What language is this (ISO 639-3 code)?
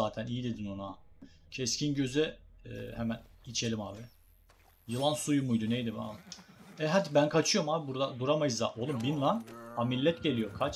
tur